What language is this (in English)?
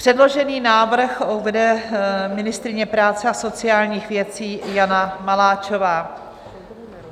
Czech